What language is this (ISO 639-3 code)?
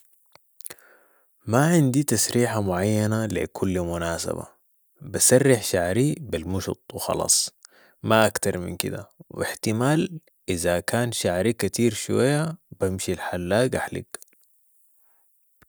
apd